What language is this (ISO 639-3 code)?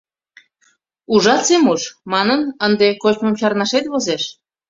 chm